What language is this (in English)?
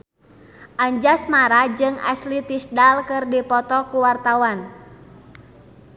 Sundanese